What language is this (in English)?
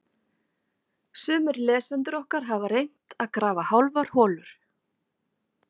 Icelandic